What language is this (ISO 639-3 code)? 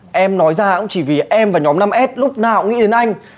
vie